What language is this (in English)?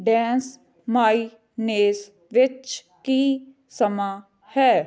Punjabi